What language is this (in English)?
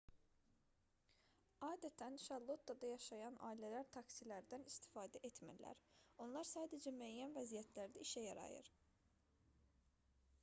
Azerbaijani